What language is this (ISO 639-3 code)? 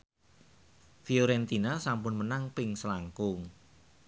jav